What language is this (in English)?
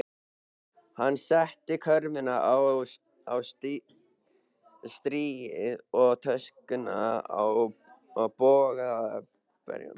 Icelandic